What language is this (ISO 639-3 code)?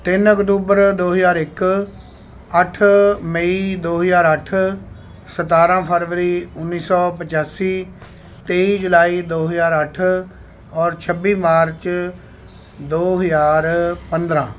pan